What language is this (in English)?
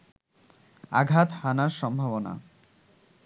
Bangla